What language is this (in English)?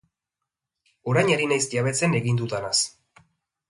Basque